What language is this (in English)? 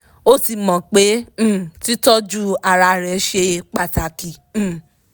Yoruba